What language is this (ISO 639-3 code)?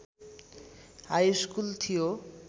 nep